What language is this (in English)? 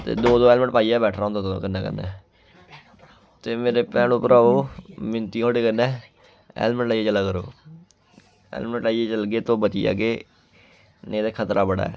Dogri